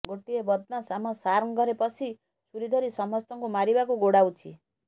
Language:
Odia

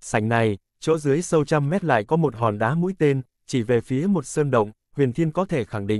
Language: Vietnamese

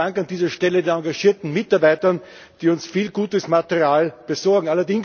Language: German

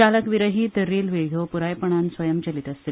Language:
Konkani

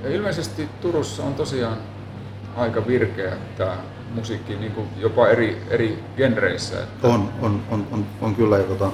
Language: Finnish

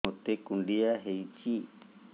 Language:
Odia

